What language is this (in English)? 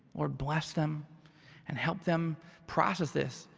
English